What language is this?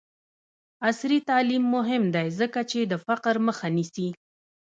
Pashto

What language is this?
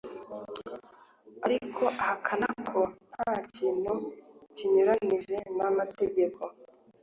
Kinyarwanda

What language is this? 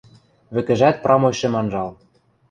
Western Mari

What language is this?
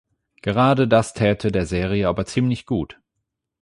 German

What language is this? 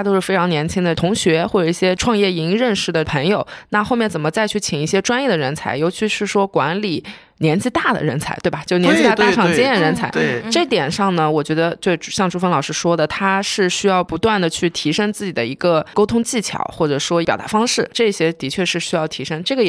Chinese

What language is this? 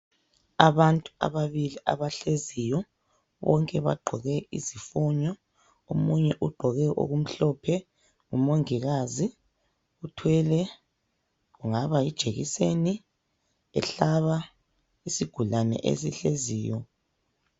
North Ndebele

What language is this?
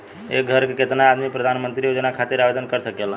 Bhojpuri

